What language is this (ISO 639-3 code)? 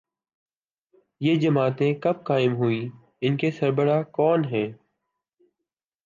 urd